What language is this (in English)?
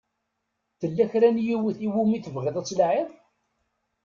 Kabyle